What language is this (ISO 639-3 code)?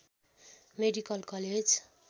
nep